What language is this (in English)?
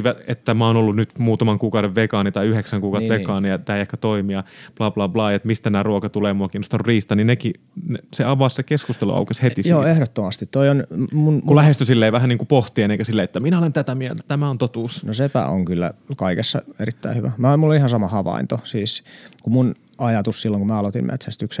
Finnish